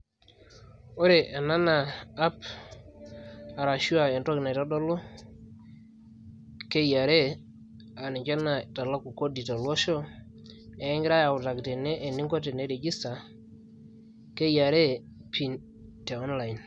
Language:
Masai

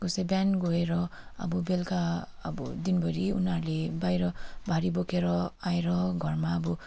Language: Nepali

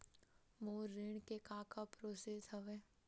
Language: Chhattisgarhi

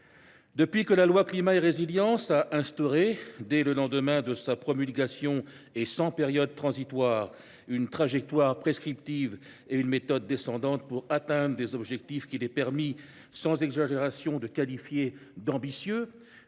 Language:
French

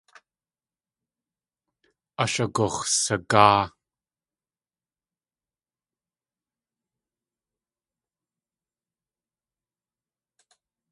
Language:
Tlingit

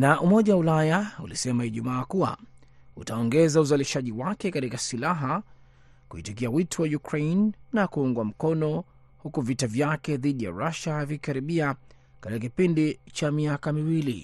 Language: Swahili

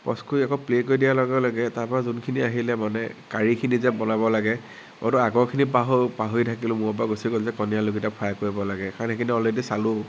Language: Assamese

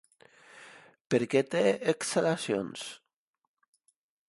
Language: Catalan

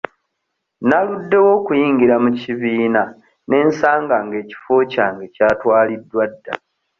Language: Ganda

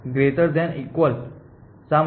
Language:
Gujarati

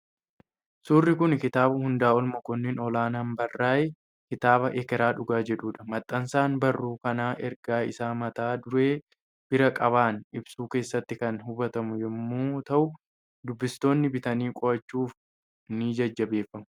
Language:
Oromo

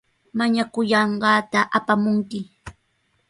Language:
Sihuas Ancash Quechua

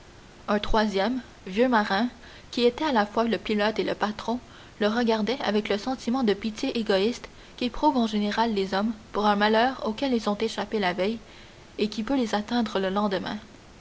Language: French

